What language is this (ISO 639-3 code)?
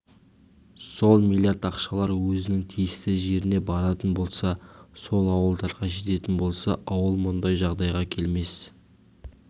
kaz